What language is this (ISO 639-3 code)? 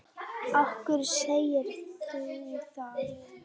isl